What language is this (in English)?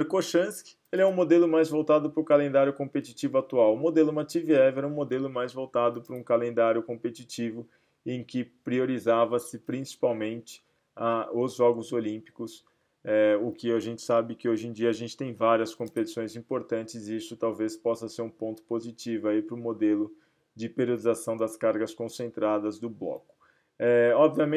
Portuguese